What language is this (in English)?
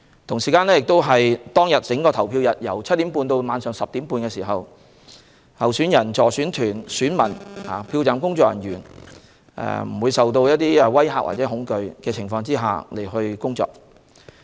Cantonese